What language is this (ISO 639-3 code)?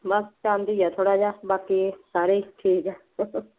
pan